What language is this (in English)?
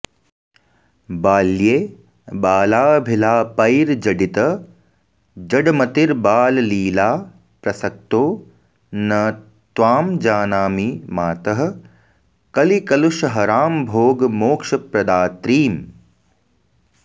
Sanskrit